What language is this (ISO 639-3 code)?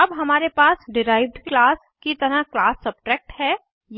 hin